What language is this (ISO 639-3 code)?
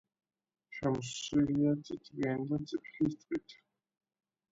kat